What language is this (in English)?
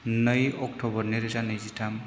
Bodo